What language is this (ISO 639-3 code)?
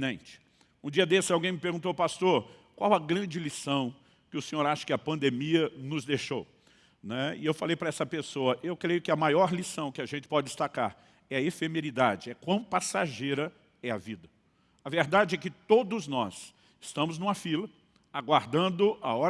por